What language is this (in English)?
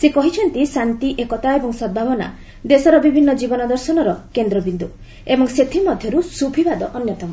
Odia